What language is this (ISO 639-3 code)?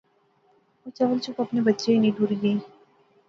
phr